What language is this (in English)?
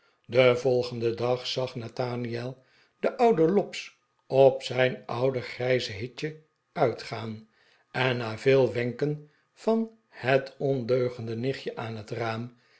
Dutch